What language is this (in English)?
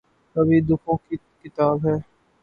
Urdu